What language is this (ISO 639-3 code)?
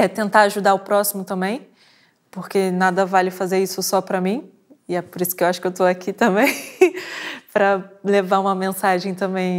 por